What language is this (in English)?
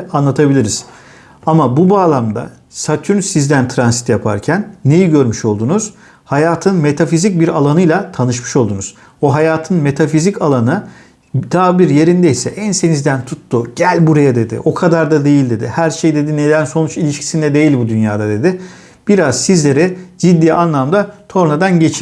Turkish